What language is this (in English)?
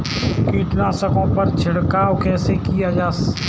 Hindi